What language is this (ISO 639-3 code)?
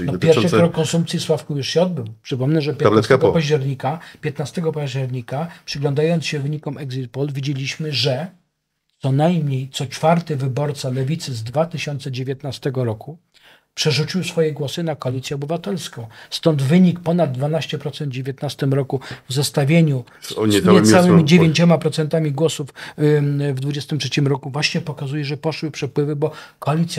pol